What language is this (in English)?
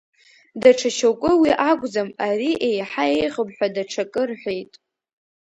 Abkhazian